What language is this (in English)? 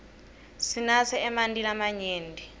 Swati